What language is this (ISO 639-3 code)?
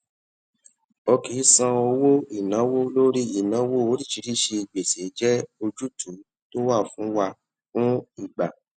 yor